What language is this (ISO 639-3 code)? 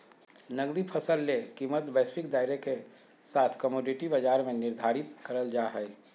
mag